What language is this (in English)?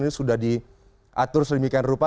Indonesian